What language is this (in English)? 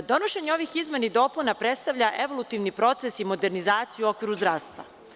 Serbian